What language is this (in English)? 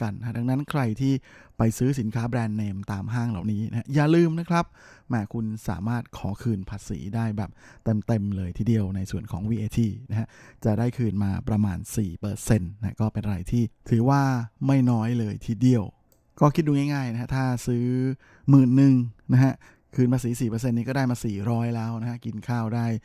Thai